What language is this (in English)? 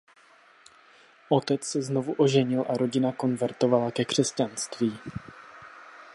Czech